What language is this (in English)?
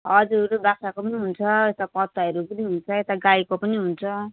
Nepali